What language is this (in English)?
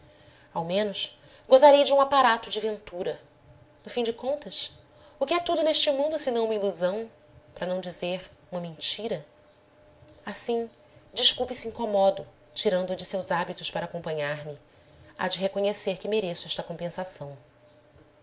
Portuguese